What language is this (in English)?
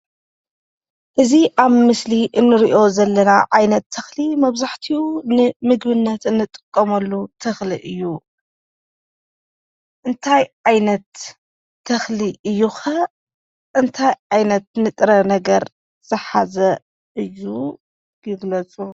Tigrinya